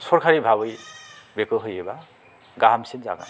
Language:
Bodo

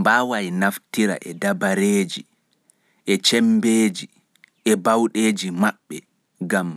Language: Pular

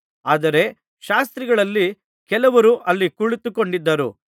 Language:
Kannada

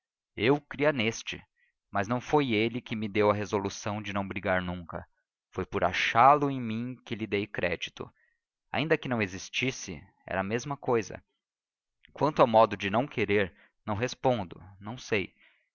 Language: Portuguese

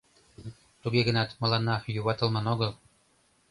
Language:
Mari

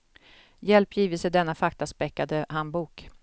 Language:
Swedish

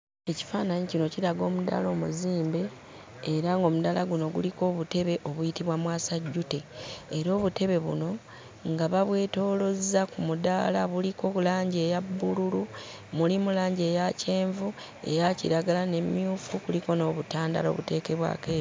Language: Ganda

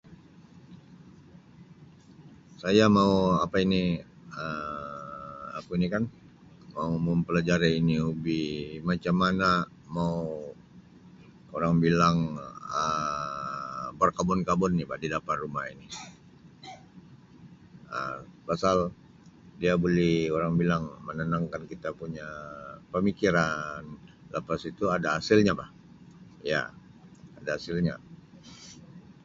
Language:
Sabah Malay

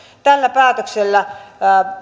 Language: Finnish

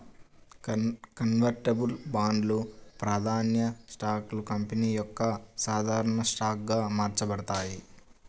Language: Telugu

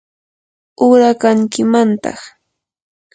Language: Yanahuanca Pasco Quechua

